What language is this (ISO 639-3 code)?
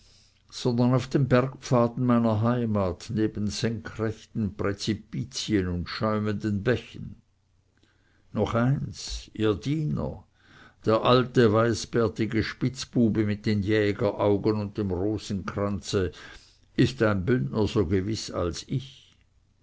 deu